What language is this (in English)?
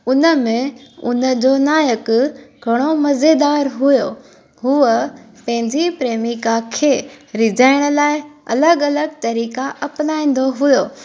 Sindhi